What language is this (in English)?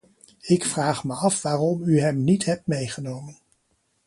Dutch